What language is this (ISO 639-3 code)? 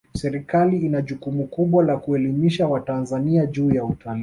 swa